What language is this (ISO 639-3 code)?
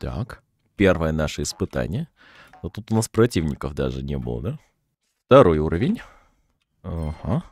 rus